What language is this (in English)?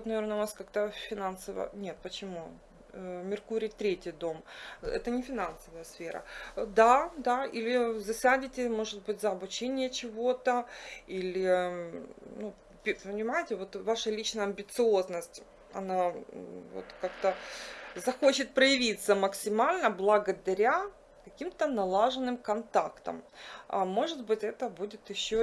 Russian